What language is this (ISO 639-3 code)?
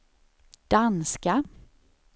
swe